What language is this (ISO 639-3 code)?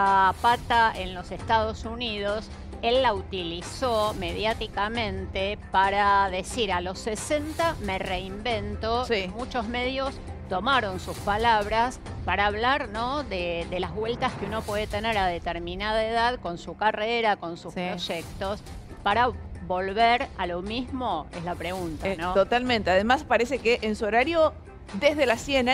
spa